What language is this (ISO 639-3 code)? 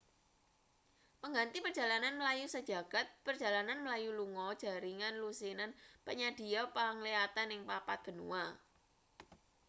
jav